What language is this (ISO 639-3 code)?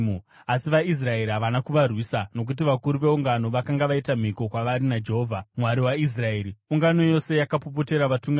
sna